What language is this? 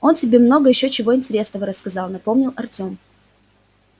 Russian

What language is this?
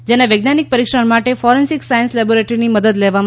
Gujarati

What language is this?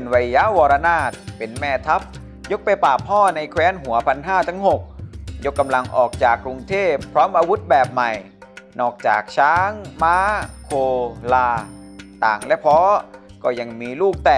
Thai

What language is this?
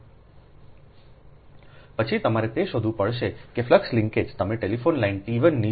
Gujarati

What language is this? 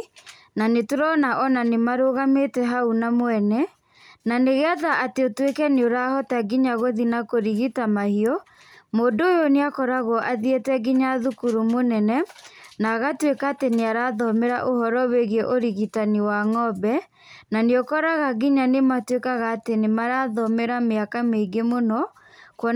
Kikuyu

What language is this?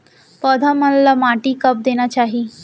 Chhattisgarhi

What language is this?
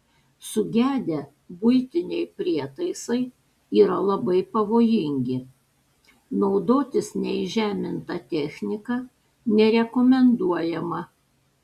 Lithuanian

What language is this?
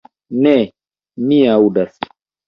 Esperanto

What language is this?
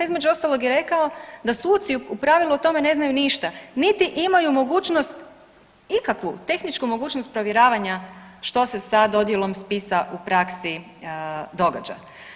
Croatian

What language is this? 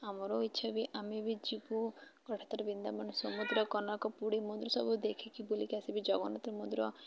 Odia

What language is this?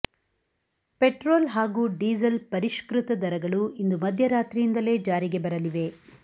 Kannada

